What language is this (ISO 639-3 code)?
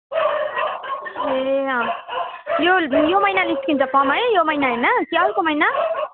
nep